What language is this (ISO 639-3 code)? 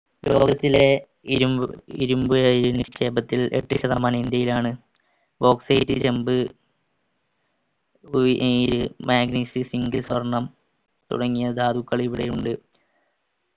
mal